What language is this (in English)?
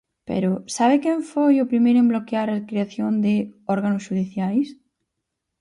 Galician